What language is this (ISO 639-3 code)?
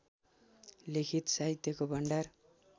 nep